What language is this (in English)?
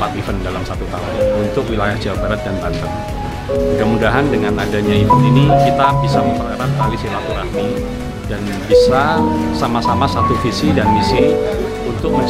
Indonesian